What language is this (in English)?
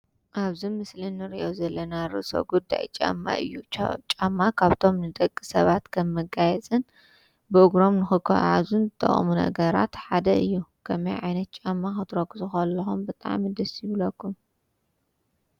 Tigrinya